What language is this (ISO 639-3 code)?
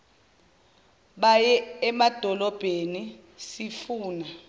zul